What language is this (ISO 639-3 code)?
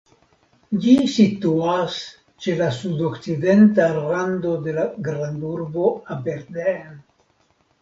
epo